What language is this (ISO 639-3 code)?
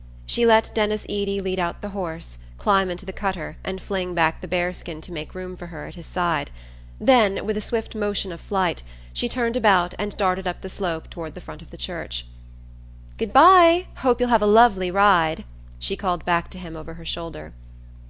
eng